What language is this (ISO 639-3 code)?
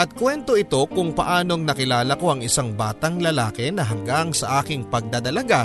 fil